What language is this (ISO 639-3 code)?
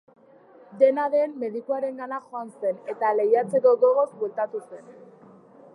eus